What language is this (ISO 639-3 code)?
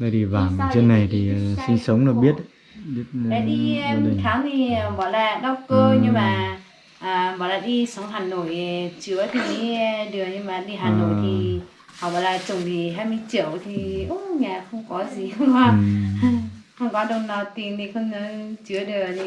vie